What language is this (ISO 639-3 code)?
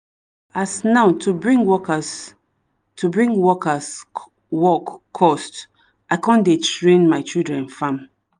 pcm